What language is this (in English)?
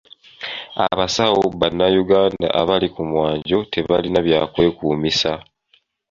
Ganda